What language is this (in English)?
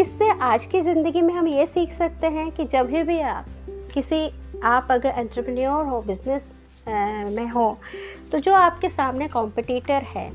Hindi